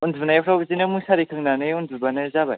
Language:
Bodo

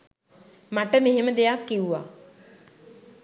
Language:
Sinhala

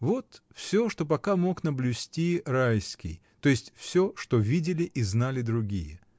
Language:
Russian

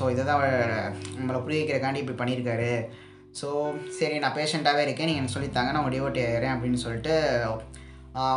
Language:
Tamil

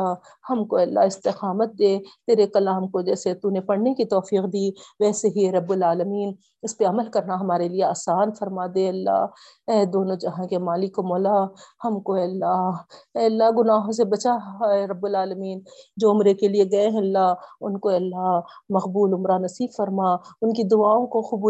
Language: Urdu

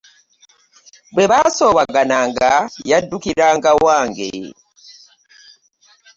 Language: Ganda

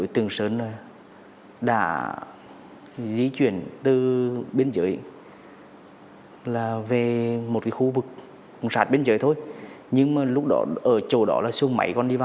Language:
Vietnamese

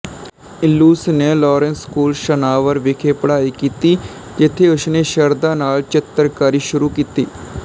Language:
Punjabi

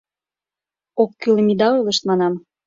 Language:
Mari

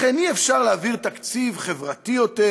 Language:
Hebrew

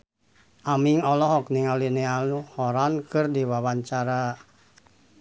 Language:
Sundanese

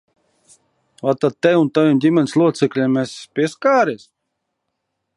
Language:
Latvian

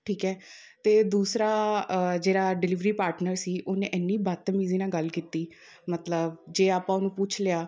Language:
Punjabi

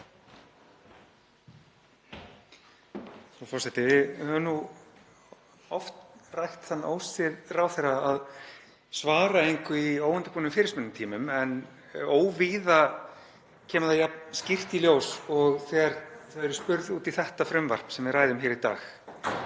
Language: Icelandic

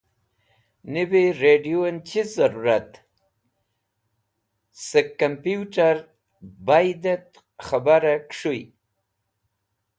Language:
Wakhi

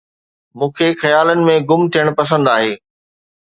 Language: Sindhi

